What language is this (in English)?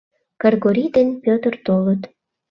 Mari